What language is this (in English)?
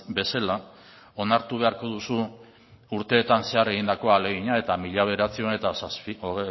Basque